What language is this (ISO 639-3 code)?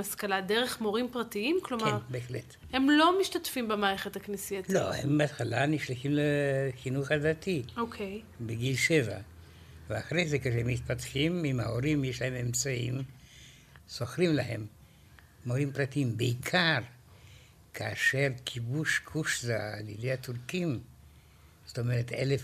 heb